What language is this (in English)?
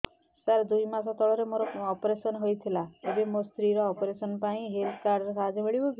Odia